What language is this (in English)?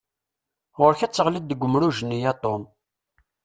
Kabyle